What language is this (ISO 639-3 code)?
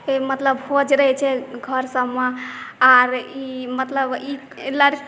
mai